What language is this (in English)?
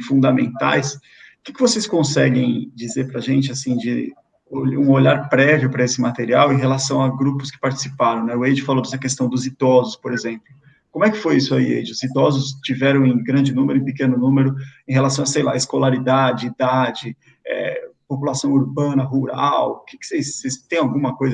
Portuguese